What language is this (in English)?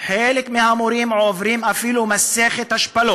Hebrew